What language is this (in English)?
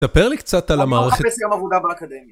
Hebrew